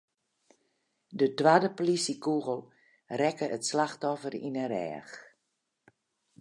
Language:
Western Frisian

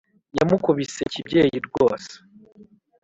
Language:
Kinyarwanda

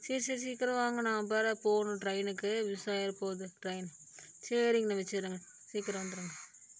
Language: Tamil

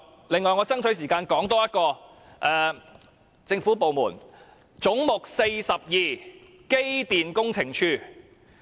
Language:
Cantonese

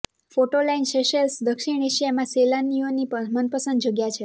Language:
Gujarati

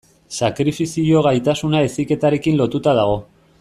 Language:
Basque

